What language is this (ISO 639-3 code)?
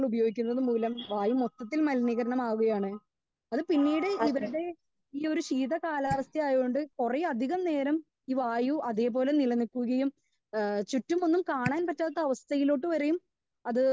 mal